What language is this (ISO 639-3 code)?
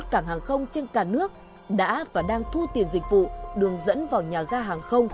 vie